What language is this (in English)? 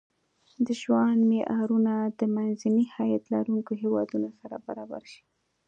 Pashto